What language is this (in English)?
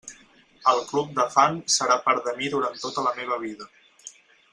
Catalan